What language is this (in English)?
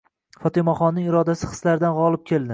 Uzbek